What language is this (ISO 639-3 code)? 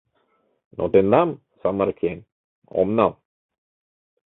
chm